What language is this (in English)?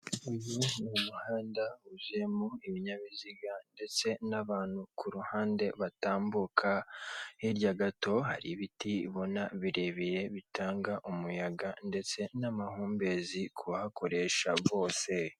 Kinyarwanda